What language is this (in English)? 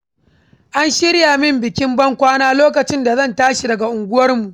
Hausa